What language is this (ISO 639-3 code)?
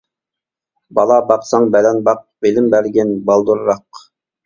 uig